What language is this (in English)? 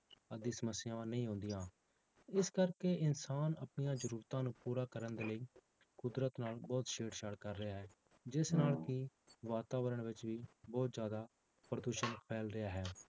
Punjabi